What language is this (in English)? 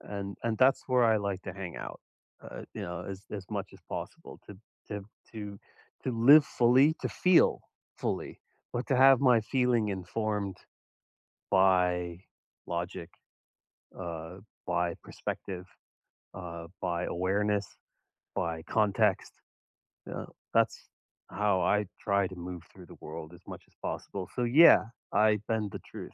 English